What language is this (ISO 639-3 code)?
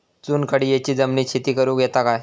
mar